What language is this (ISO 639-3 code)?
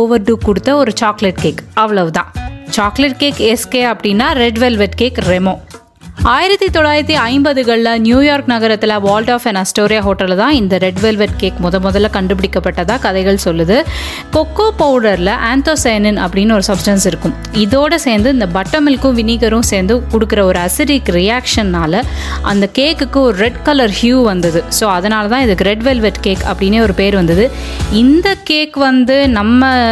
tam